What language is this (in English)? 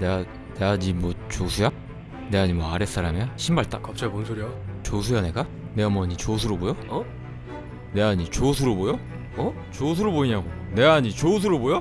Korean